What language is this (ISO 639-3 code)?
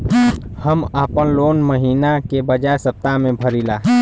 bho